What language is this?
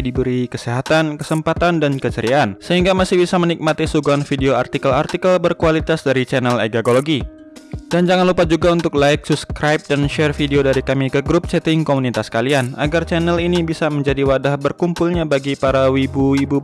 Indonesian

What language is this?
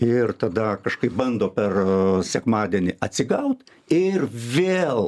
Lithuanian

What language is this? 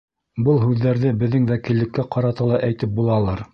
Bashkir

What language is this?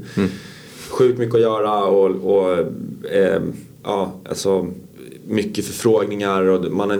Swedish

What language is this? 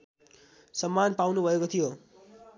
Nepali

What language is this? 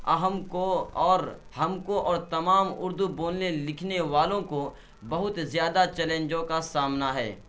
Urdu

